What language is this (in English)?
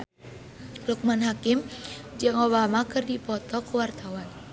Sundanese